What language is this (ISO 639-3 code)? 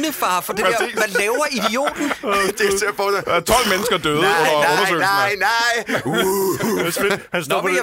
dan